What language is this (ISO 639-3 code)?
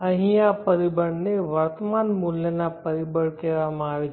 guj